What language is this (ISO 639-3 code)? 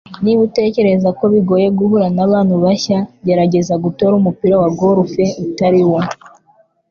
kin